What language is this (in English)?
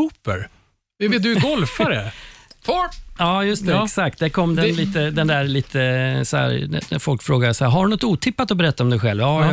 Swedish